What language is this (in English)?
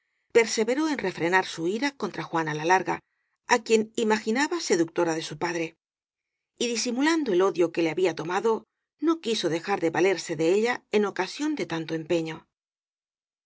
Spanish